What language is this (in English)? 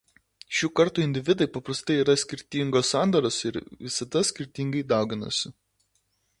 Lithuanian